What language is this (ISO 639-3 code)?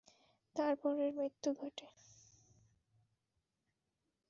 ben